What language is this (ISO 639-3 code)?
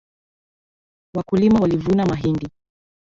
swa